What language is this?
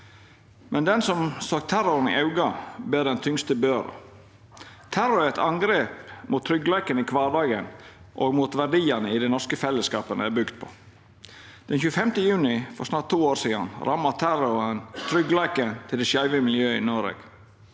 Norwegian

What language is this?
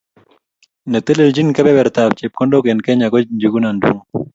Kalenjin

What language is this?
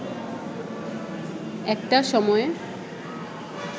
Bangla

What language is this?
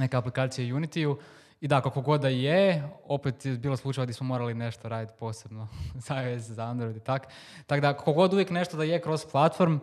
Croatian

